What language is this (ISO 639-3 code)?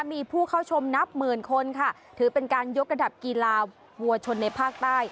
tha